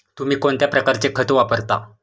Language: Marathi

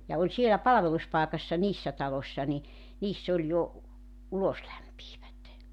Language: Finnish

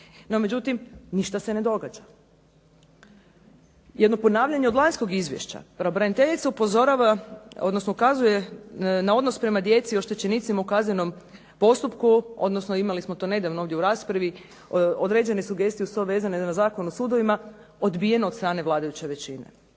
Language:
Croatian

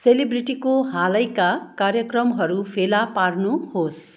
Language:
Nepali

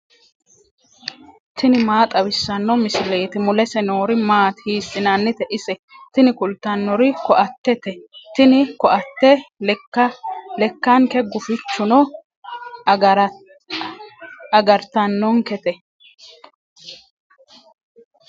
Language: Sidamo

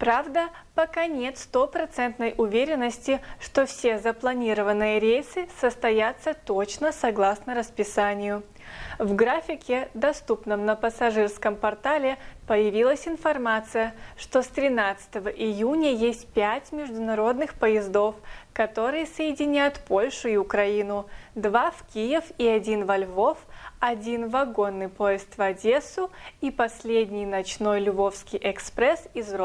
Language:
Russian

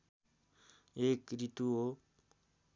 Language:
Nepali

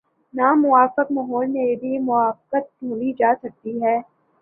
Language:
Urdu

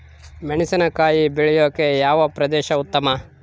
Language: Kannada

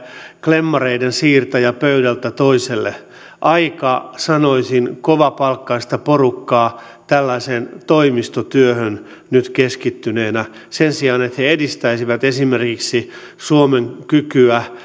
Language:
Finnish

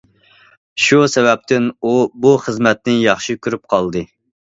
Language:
Uyghur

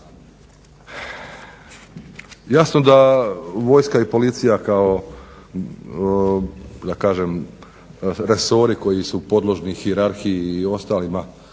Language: Croatian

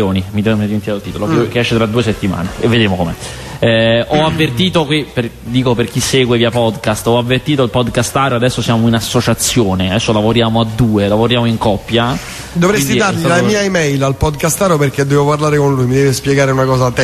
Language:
Italian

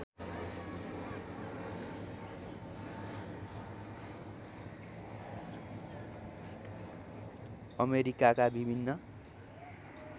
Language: Nepali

